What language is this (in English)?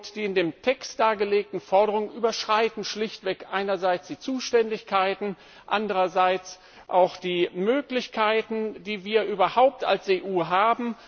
German